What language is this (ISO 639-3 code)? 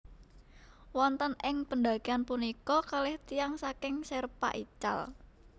jav